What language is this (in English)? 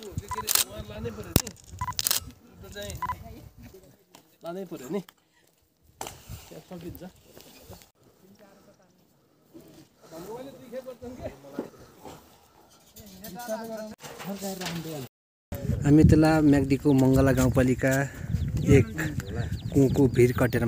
Arabic